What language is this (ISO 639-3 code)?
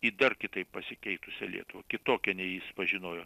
lit